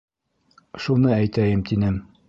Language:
Bashkir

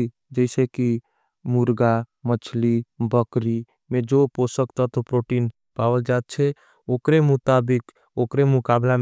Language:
Angika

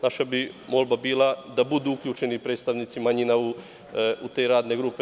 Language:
Serbian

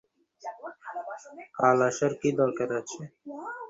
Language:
Bangla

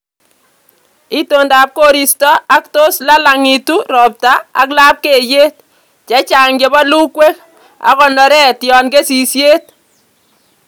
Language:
Kalenjin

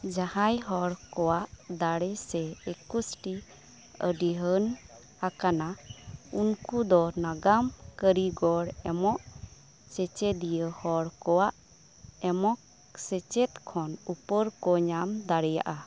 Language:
Santali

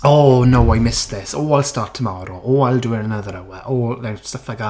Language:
Welsh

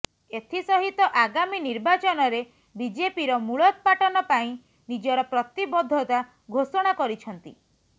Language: Odia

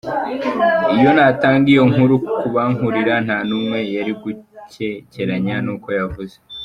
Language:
Kinyarwanda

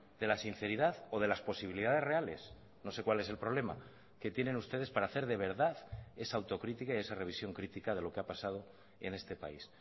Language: Spanish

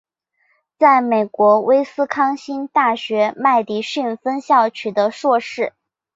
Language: Chinese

